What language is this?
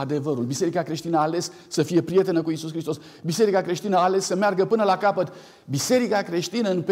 Romanian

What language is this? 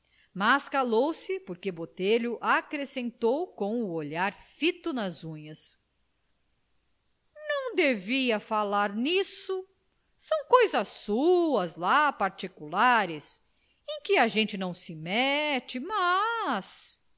Portuguese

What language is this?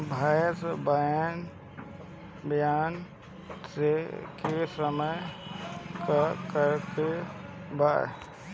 Bhojpuri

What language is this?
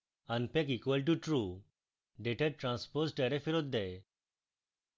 Bangla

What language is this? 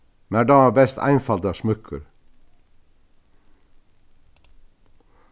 Faroese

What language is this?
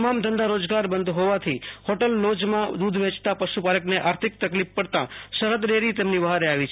Gujarati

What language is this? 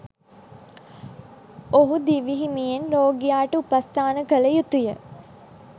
Sinhala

